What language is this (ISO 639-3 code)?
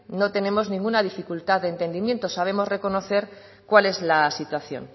spa